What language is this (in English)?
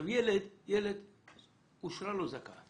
Hebrew